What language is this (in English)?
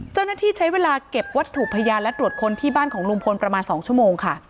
Thai